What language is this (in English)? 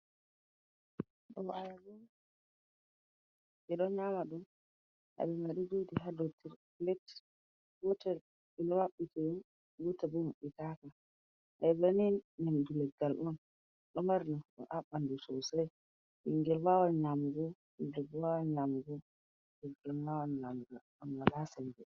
Fula